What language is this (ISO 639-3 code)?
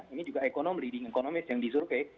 ind